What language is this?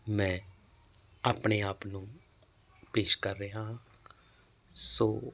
Punjabi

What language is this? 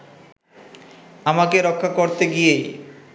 Bangla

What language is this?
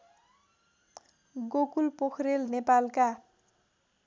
Nepali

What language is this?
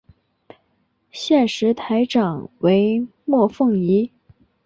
Chinese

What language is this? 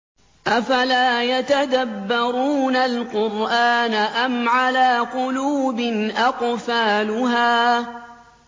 Arabic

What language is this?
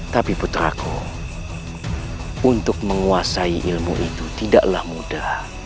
Indonesian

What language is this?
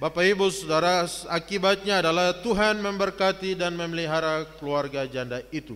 Indonesian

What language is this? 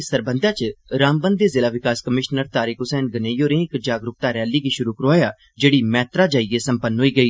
Dogri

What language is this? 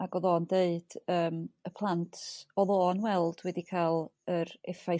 Welsh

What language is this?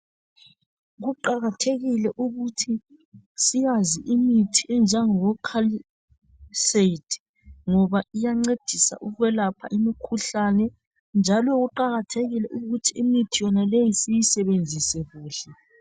North Ndebele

